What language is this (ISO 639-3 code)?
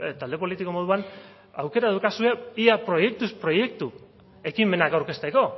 eus